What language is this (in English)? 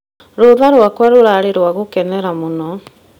Kikuyu